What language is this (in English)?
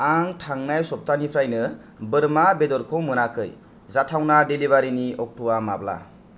Bodo